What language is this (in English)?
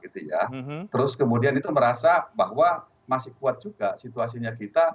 Indonesian